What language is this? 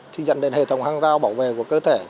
Vietnamese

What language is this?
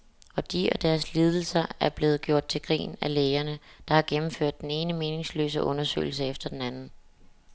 Danish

